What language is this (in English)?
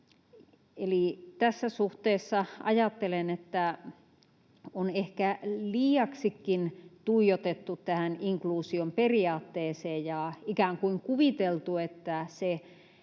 Finnish